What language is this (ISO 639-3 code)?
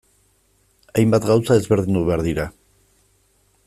eus